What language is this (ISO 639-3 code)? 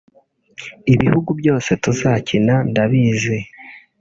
kin